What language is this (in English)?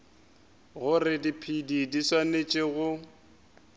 Northern Sotho